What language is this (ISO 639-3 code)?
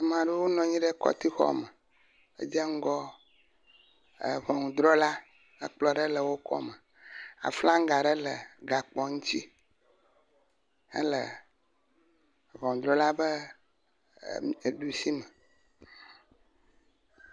ewe